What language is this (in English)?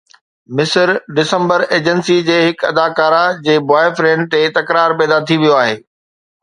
Sindhi